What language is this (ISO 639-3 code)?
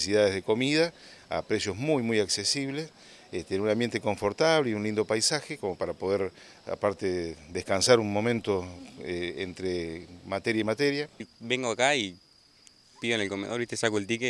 spa